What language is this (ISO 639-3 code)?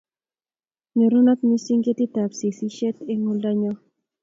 kln